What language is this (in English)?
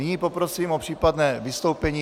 Czech